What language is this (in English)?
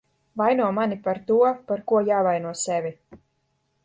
Latvian